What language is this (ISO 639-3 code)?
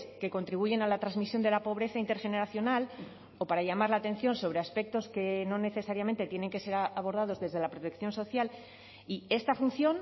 spa